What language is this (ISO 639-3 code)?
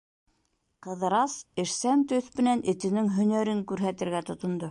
bak